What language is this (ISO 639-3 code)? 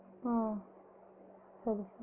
tam